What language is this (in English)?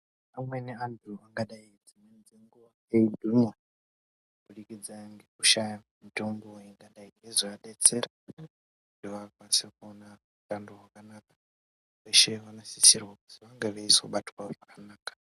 Ndau